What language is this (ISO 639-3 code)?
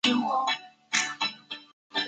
zho